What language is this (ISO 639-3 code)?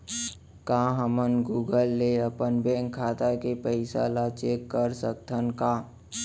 hne